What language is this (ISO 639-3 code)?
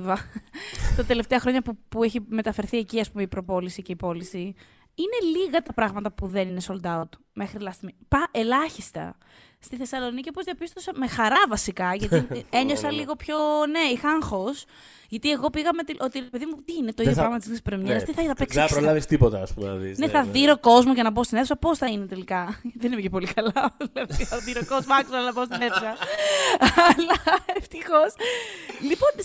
ell